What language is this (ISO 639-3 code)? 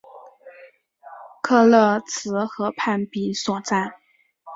zho